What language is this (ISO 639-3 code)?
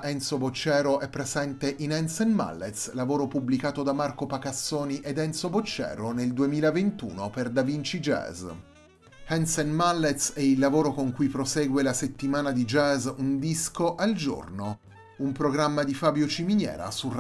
ita